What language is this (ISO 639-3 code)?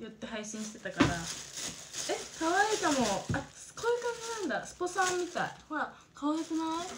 jpn